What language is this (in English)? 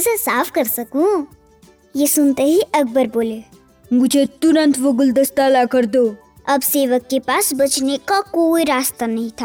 Hindi